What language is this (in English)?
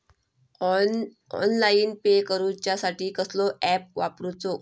Marathi